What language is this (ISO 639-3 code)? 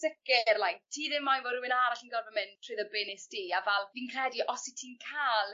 cym